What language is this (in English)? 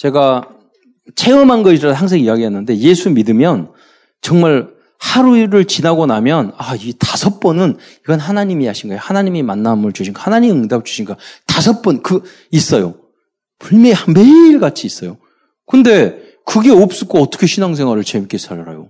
Korean